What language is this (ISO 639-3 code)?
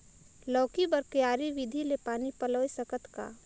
hne